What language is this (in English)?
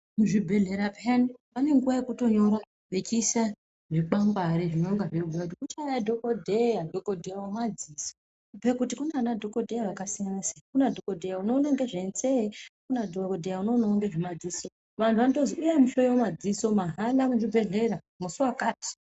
Ndau